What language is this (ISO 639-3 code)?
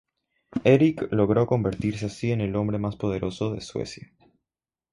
spa